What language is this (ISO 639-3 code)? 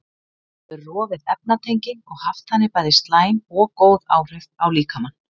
isl